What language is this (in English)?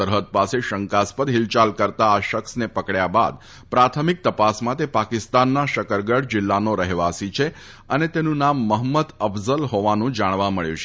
Gujarati